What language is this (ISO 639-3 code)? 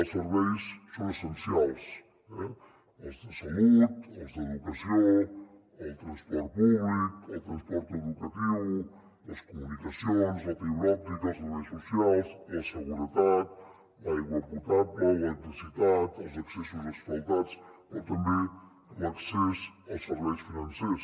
cat